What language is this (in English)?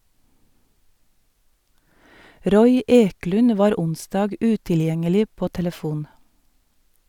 Norwegian